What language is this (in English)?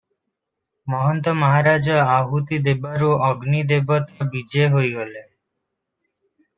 Odia